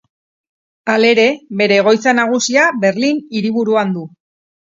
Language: Basque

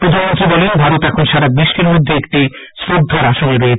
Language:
Bangla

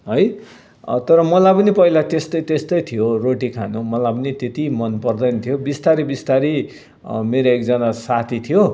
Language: Nepali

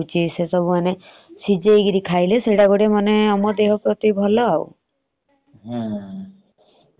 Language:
Odia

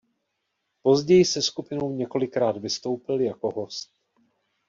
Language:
Czech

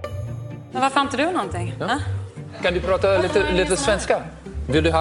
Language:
Swedish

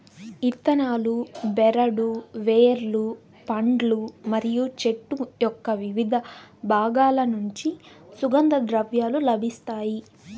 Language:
Telugu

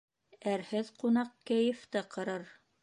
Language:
Bashkir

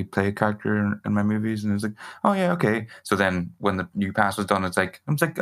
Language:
English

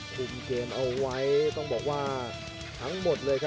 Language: Thai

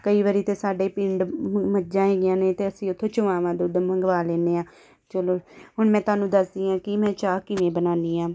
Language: Punjabi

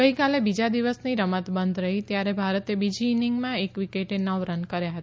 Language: Gujarati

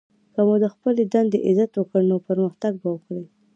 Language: Pashto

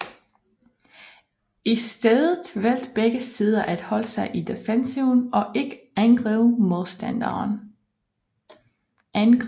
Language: Danish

